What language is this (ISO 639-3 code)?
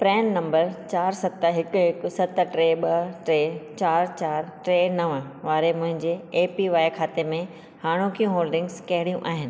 snd